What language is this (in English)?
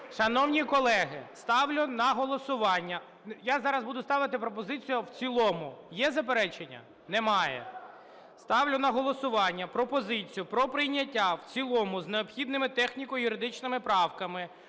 Ukrainian